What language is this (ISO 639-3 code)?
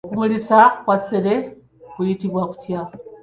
lug